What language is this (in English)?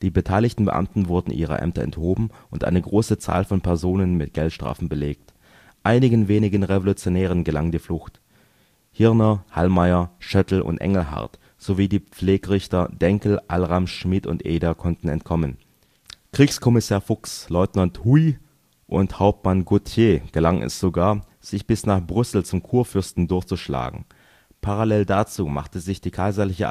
German